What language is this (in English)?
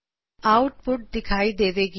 Punjabi